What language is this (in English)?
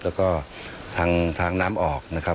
Thai